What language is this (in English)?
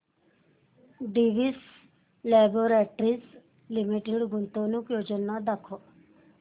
Marathi